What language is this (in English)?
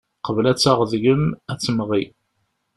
Kabyle